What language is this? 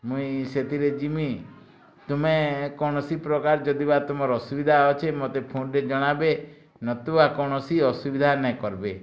Odia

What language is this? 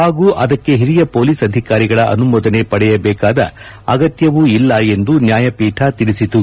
Kannada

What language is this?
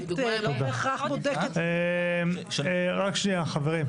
Hebrew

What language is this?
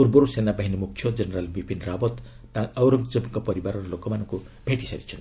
Odia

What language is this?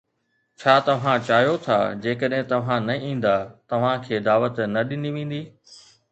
Sindhi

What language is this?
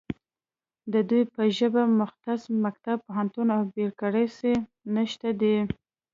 Pashto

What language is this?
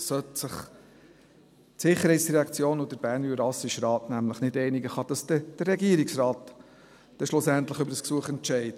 Swiss German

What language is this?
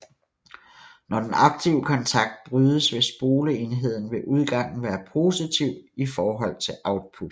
Danish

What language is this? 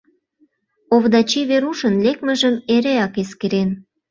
Mari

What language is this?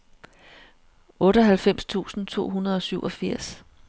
Danish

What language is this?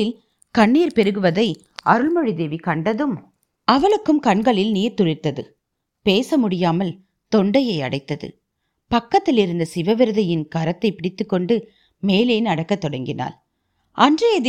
Tamil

